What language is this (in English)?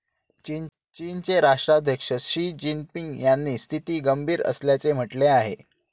Marathi